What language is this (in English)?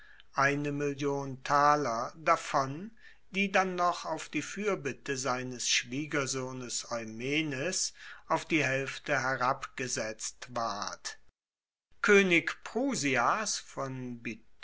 German